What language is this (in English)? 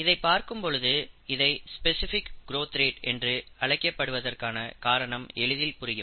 Tamil